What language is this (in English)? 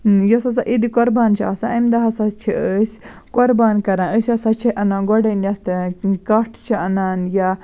Kashmiri